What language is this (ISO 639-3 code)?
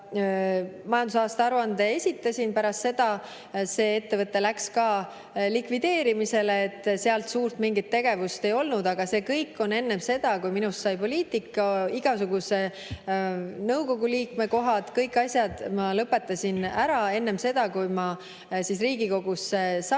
est